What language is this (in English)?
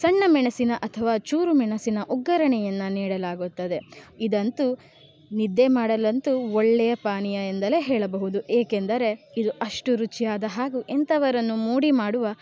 Kannada